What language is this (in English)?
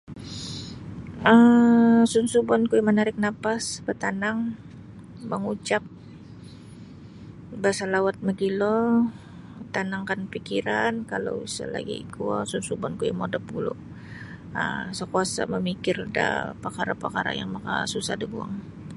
Sabah Bisaya